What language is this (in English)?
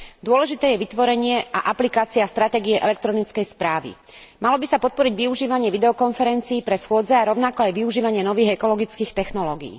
Slovak